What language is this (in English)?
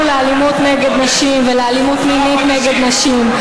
Hebrew